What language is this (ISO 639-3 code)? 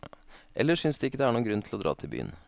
nor